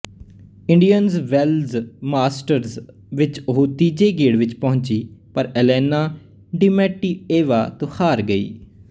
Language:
Punjabi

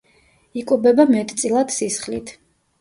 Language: Georgian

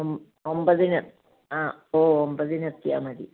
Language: Malayalam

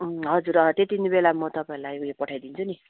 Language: Nepali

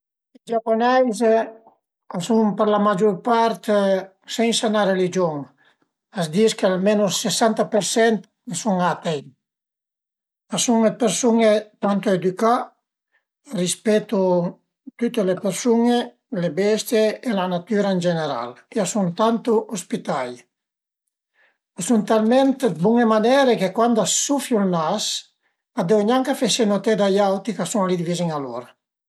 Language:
Piedmontese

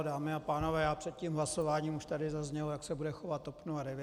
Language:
Czech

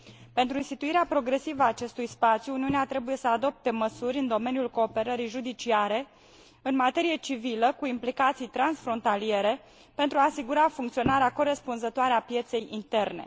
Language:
Romanian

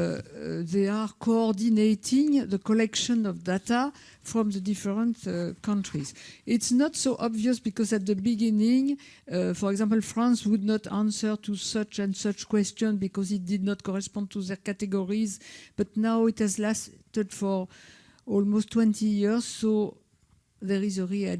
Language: English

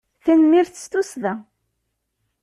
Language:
Kabyle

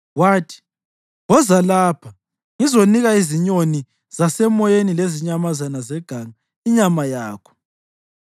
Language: North Ndebele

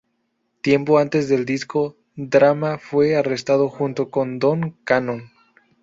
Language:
Spanish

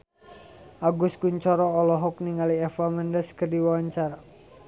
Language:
Sundanese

